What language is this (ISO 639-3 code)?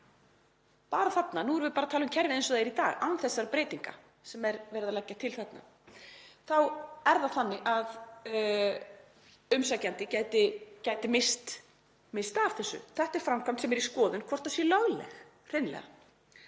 isl